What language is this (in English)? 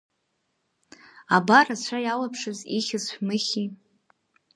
Abkhazian